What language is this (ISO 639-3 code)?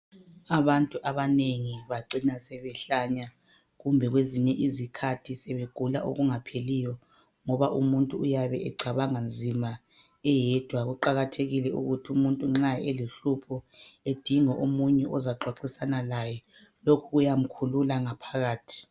nde